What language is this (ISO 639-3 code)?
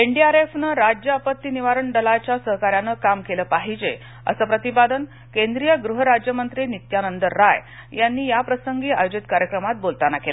mar